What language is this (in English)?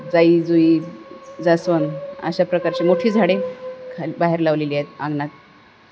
Marathi